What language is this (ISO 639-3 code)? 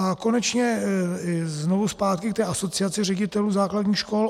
ces